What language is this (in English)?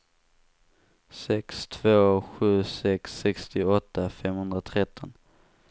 Swedish